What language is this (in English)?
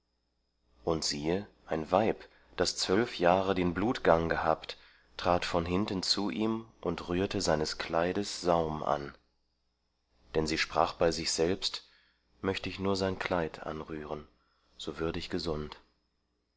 German